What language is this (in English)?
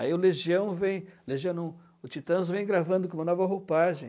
Portuguese